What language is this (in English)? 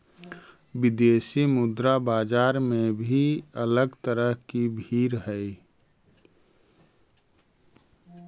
Magahi